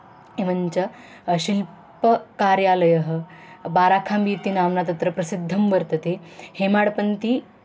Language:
Sanskrit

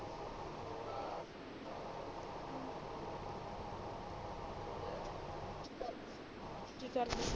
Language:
Punjabi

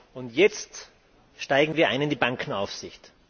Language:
German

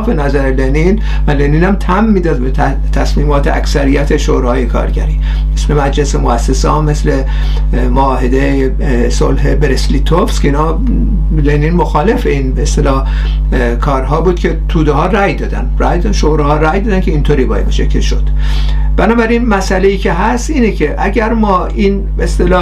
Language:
Persian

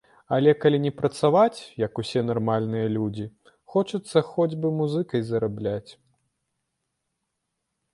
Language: Belarusian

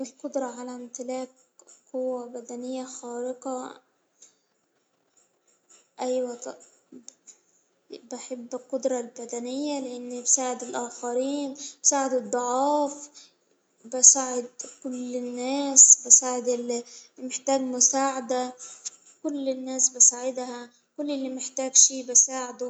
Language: Hijazi Arabic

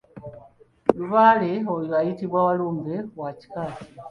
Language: Ganda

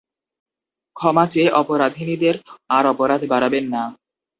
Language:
Bangla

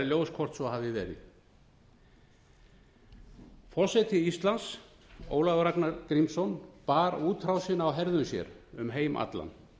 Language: Icelandic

